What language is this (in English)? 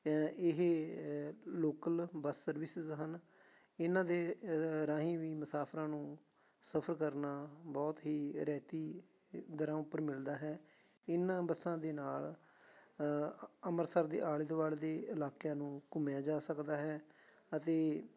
Punjabi